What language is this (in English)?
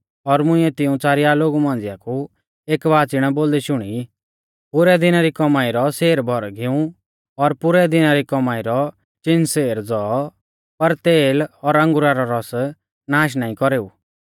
Mahasu Pahari